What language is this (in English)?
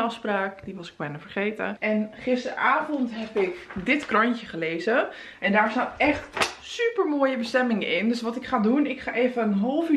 Dutch